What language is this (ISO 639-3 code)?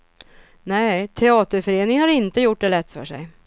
swe